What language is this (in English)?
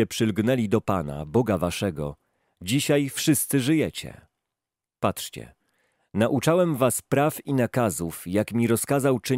Polish